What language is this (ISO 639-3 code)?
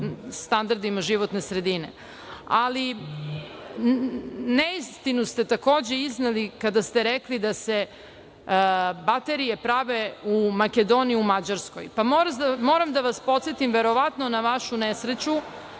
srp